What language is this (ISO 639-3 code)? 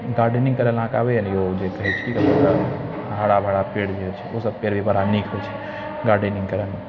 mai